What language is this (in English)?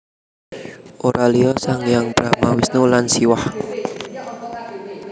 Javanese